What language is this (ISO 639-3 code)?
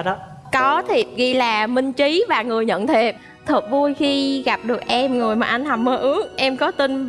vie